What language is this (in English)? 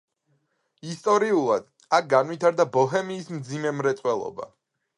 Georgian